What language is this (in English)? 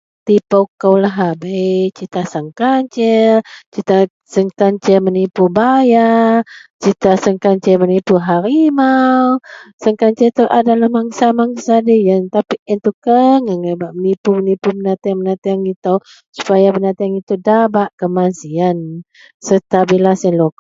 Central Melanau